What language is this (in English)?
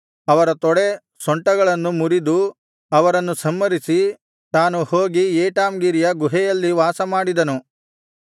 Kannada